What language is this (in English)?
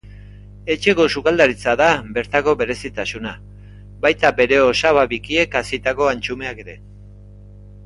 Basque